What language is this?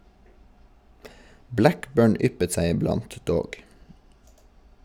Norwegian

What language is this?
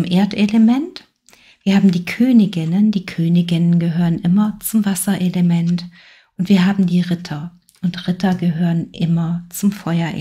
German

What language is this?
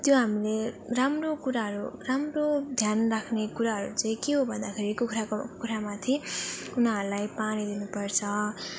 Nepali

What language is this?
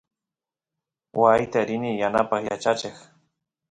Santiago del Estero Quichua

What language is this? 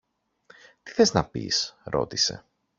Greek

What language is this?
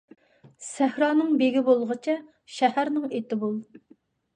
Uyghur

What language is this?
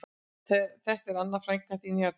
Icelandic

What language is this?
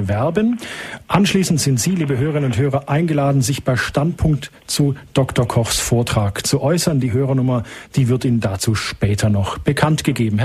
German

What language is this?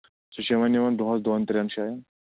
Kashmiri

